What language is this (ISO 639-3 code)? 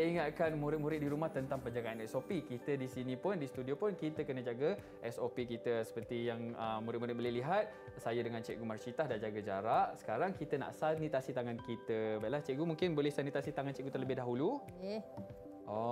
msa